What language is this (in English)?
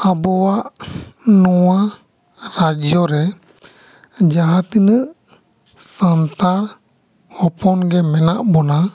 Santali